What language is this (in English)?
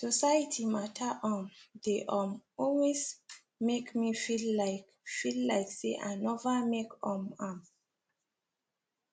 Nigerian Pidgin